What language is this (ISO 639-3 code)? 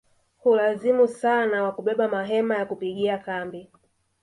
swa